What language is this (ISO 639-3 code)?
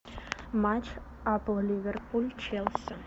rus